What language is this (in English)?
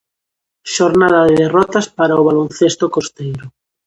Galician